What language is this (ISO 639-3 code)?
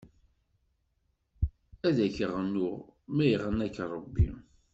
kab